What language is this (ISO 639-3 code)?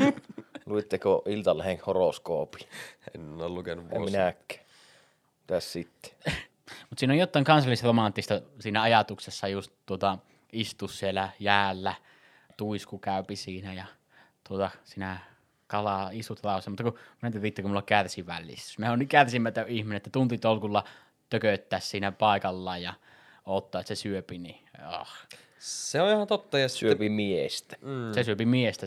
fin